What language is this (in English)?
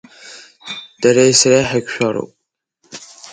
Abkhazian